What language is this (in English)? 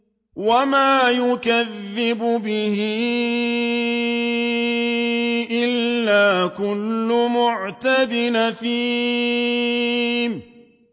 Arabic